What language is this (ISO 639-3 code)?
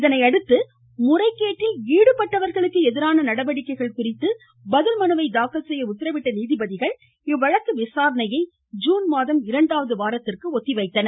tam